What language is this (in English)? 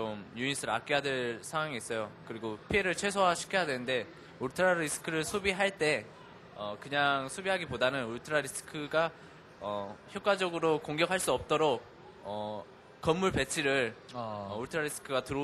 Korean